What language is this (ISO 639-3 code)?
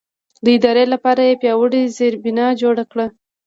pus